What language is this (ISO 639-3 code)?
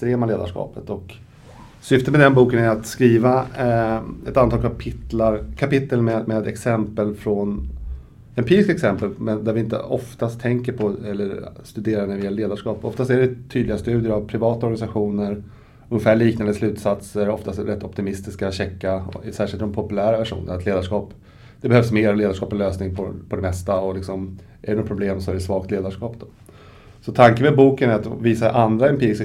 swe